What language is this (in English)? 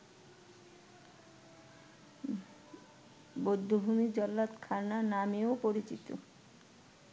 Bangla